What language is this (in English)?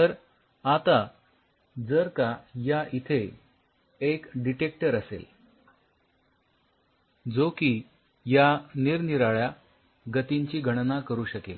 Marathi